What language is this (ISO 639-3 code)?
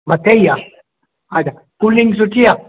snd